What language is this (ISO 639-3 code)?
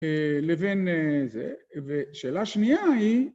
heb